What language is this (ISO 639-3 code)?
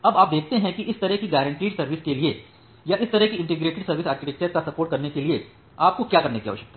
hin